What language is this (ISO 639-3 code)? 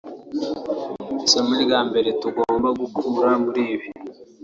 kin